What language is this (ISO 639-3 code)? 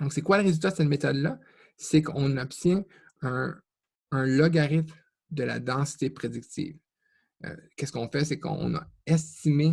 fra